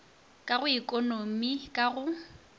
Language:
Northern Sotho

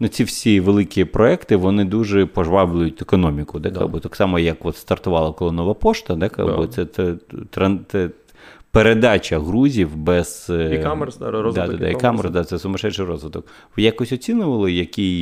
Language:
Ukrainian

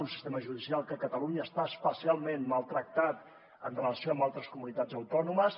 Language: Catalan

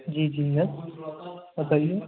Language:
Urdu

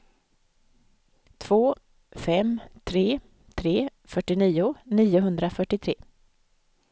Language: Swedish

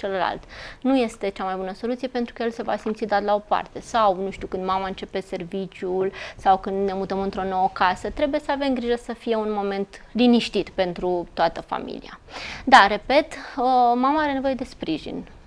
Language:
Romanian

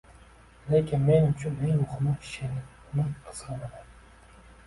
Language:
Uzbek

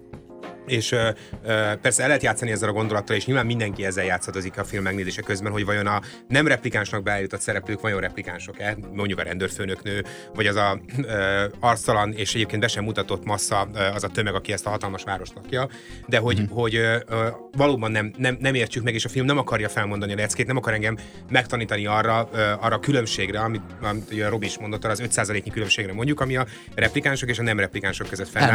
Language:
Hungarian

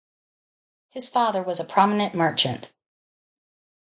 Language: English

